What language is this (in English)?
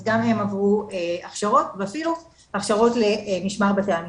Hebrew